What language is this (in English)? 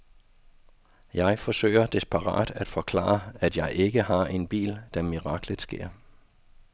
Danish